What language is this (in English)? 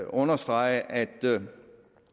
Danish